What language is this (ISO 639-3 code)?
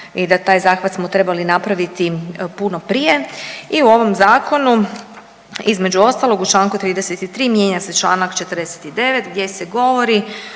hrv